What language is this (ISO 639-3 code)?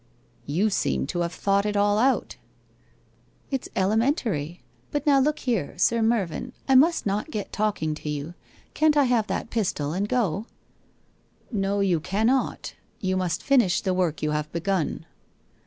eng